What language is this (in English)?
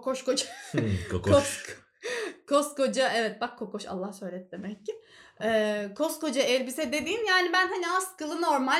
Turkish